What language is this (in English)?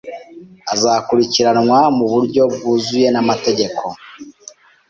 Kinyarwanda